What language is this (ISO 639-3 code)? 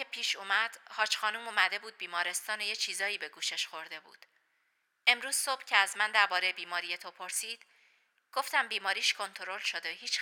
fas